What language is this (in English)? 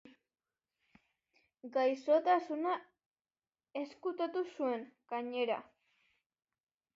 Basque